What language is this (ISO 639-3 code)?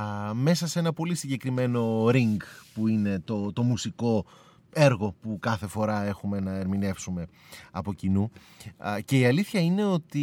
ell